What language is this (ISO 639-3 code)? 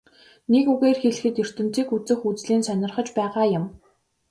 mon